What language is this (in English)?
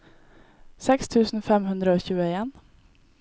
Norwegian